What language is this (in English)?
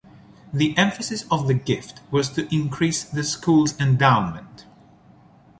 English